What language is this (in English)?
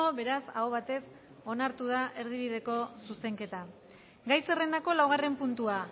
Basque